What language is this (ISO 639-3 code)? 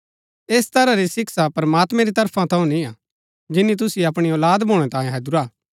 gbk